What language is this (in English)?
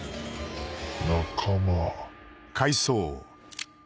Japanese